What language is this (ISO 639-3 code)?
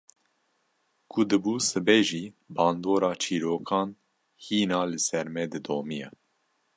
kur